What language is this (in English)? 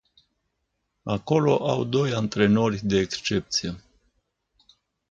Romanian